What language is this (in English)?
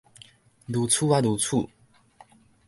Min Nan Chinese